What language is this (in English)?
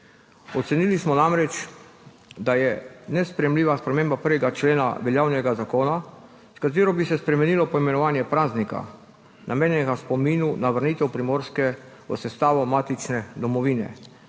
Slovenian